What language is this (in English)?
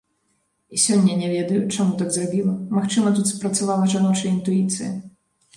Belarusian